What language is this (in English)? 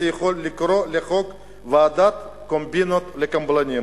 Hebrew